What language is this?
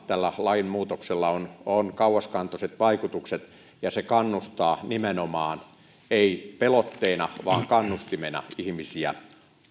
Finnish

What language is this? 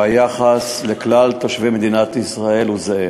Hebrew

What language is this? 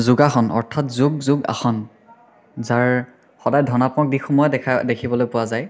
Assamese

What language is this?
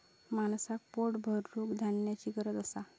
Marathi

